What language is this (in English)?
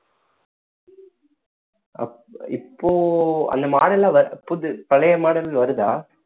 Tamil